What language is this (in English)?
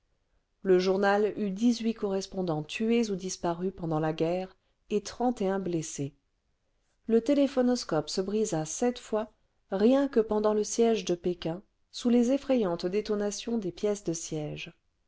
French